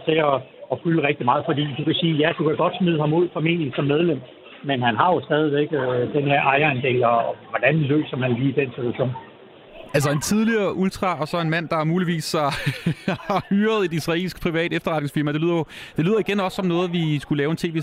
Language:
Danish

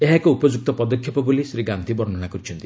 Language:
Odia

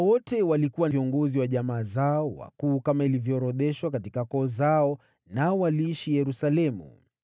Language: Swahili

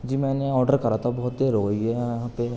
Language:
Urdu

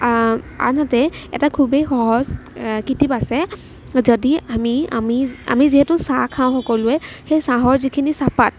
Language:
Assamese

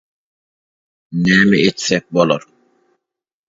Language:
Turkmen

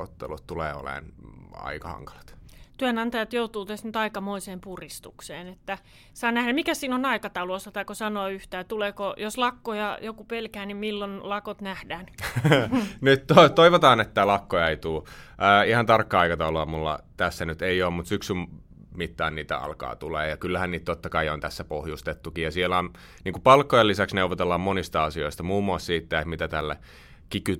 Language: Finnish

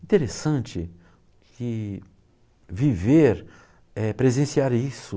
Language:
Portuguese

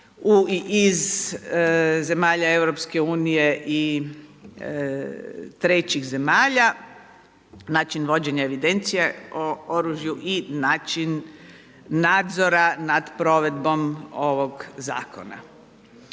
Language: Croatian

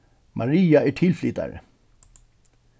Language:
Faroese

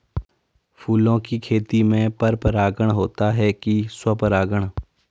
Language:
Hindi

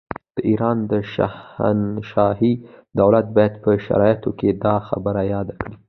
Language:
Pashto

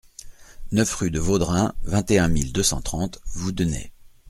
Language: French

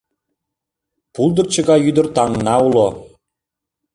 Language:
Mari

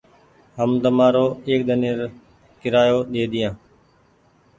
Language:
Goaria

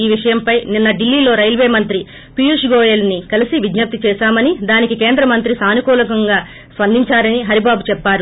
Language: Telugu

